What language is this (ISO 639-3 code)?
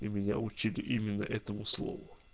rus